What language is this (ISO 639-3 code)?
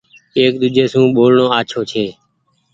gig